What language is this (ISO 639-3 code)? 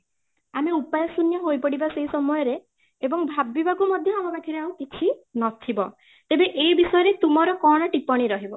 ori